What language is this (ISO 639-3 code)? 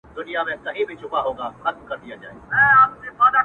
pus